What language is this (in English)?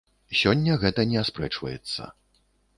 Belarusian